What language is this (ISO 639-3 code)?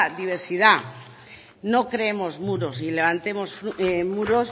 spa